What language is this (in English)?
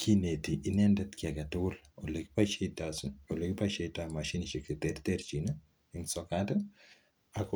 Kalenjin